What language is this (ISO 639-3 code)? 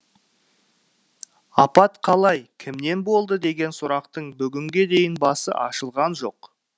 kaz